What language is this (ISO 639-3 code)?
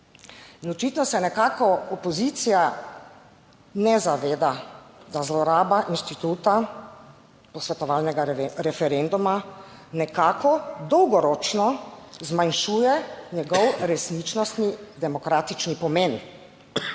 slv